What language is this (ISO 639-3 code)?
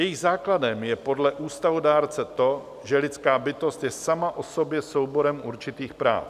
ces